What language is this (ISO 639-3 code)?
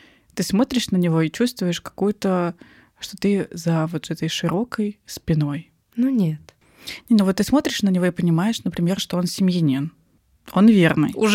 rus